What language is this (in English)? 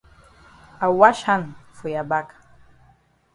Cameroon Pidgin